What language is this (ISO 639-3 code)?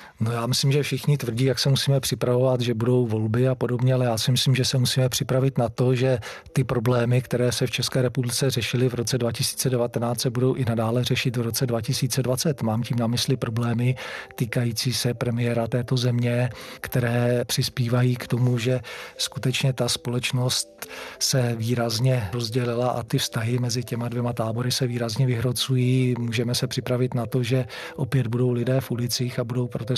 ces